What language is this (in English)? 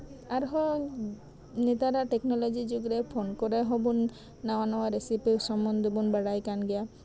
Santali